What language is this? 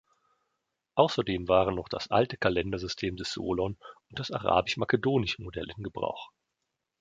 German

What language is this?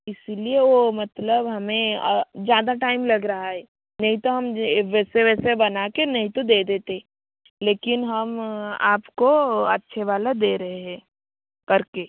Hindi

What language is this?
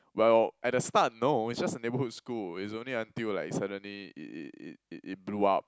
English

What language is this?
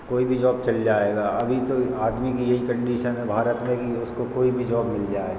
Hindi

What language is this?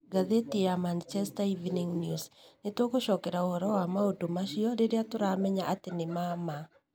Kikuyu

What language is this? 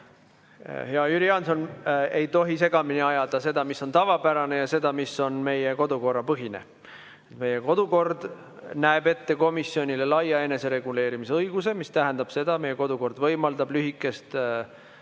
Estonian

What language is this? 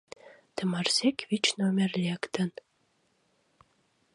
Mari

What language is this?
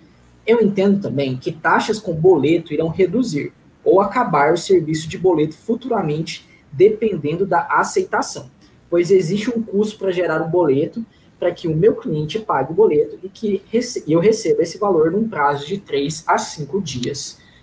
Portuguese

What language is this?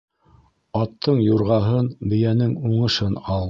Bashkir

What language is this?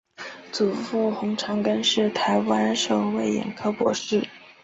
Chinese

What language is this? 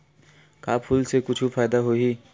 Chhattisgarhi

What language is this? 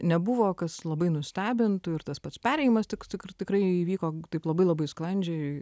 Lithuanian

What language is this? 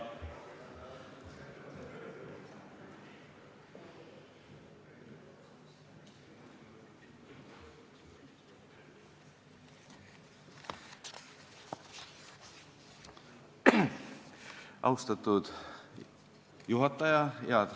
Estonian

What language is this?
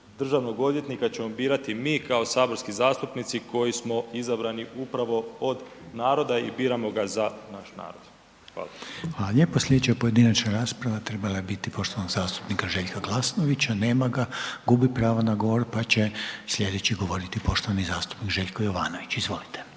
Croatian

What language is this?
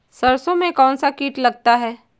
Hindi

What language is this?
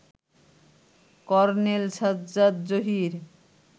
Bangla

